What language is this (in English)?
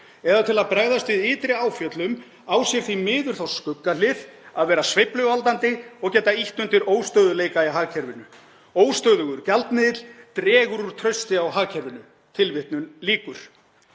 Icelandic